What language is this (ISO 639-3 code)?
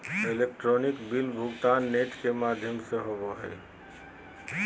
mag